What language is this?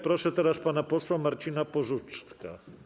Polish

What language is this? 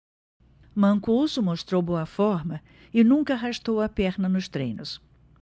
Portuguese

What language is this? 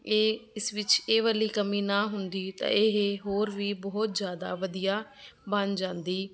Punjabi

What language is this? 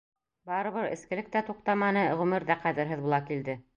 Bashkir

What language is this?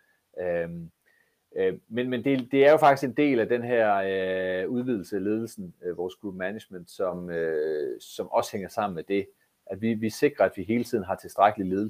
Danish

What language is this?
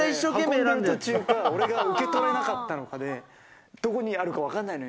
Japanese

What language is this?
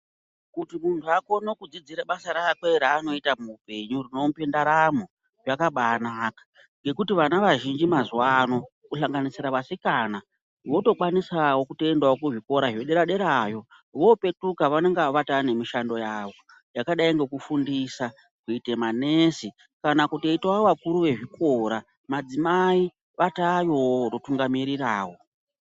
Ndau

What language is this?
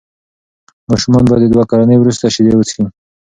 Pashto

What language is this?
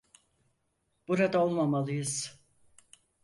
Turkish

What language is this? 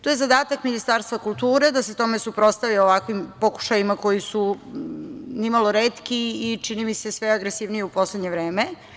Serbian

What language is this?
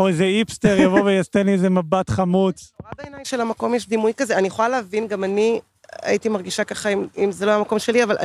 Hebrew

